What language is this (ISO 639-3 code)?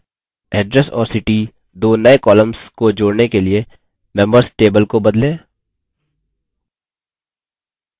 hin